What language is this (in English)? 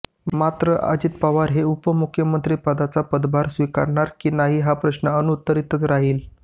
Marathi